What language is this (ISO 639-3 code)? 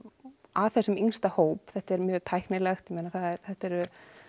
isl